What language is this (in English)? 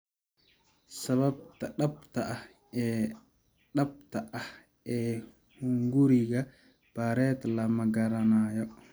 Somali